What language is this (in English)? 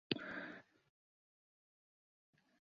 Central Kurdish